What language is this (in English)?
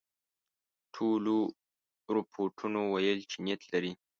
Pashto